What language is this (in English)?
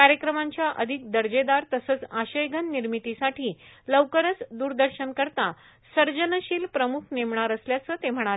Marathi